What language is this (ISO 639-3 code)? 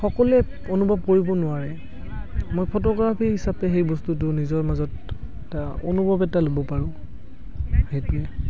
asm